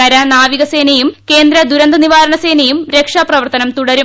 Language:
Malayalam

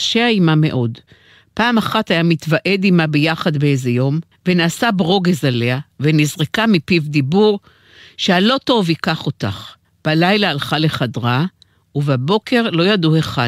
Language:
Hebrew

